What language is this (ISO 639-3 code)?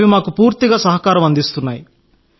tel